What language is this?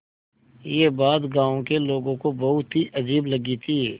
Hindi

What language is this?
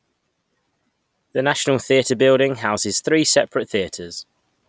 English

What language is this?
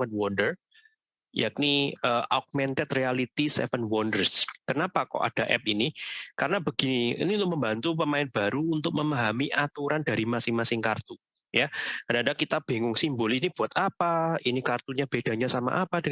Indonesian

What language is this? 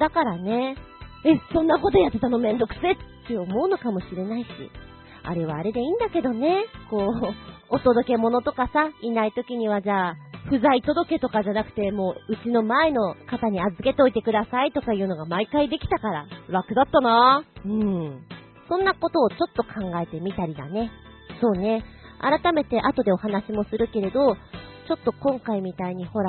Japanese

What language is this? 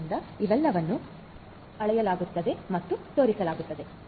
Kannada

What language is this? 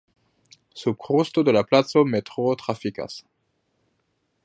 Esperanto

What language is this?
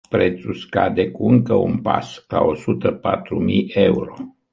Romanian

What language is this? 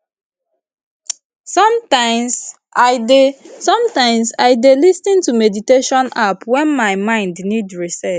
Nigerian Pidgin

